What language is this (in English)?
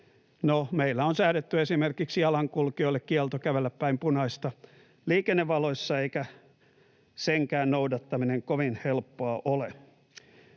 Finnish